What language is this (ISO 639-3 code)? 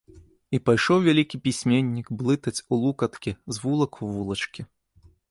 bel